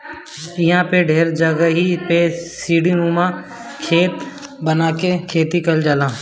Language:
Bhojpuri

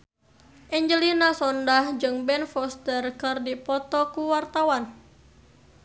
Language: Sundanese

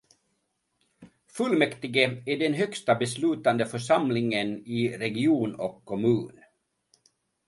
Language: Swedish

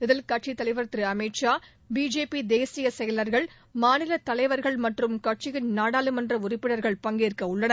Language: Tamil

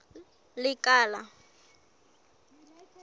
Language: Southern Sotho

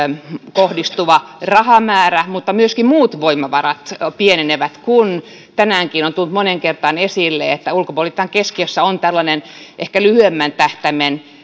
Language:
Finnish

